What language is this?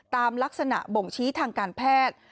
Thai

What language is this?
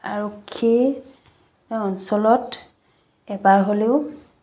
Assamese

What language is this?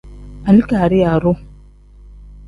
Tem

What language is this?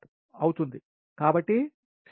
Telugu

